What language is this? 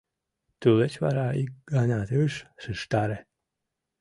Mari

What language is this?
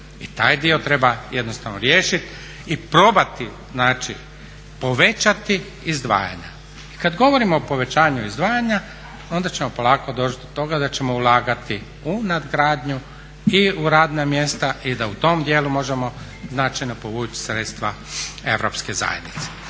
Croatian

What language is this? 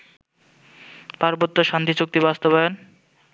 Bangla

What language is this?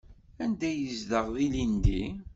Kabyle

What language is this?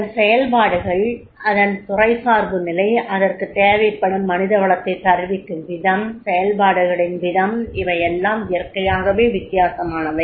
Tamil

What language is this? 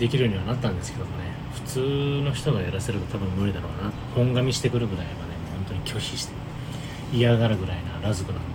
Japanese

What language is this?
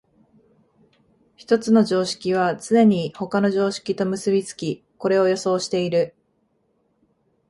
Japanese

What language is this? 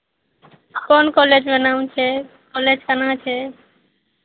Maithili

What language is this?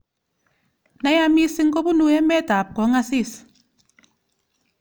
Kalenjin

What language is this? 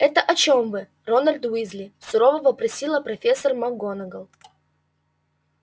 Russian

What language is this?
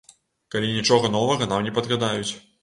Belarusian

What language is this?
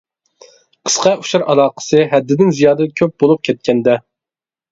Uyghur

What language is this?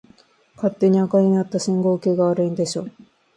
Japanese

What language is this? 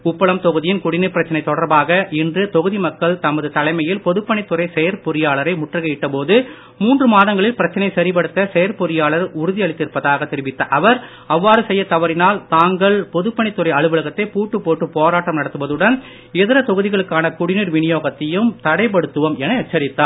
Tamil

